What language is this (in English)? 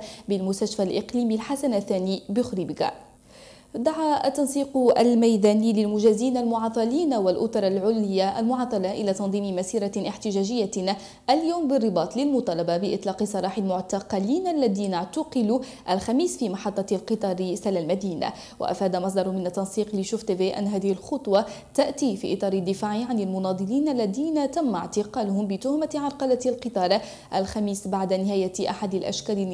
Arabic